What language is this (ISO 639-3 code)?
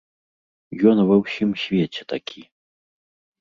bel